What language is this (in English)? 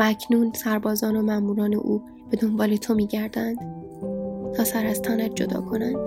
Persian